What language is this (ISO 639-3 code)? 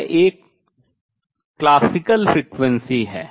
hin